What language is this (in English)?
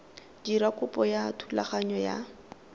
Tswana